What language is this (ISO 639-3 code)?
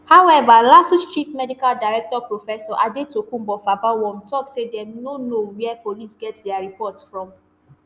pcm